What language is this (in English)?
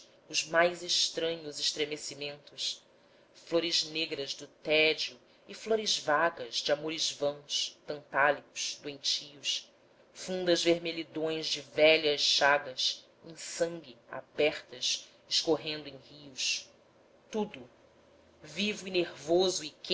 Portuguese